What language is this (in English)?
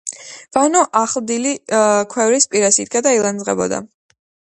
Georgian